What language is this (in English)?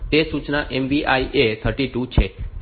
Gujarati